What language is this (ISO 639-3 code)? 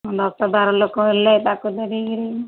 ori